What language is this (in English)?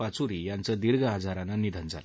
Marathi